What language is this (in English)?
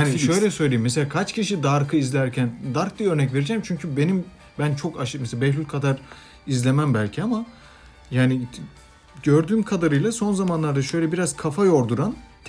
Turkish